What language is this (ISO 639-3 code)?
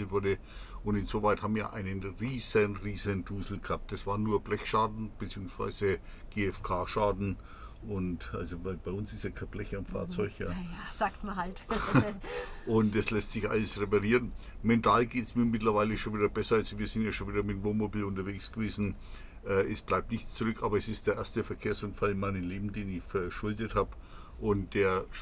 deu